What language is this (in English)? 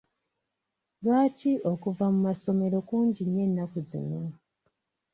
Ganda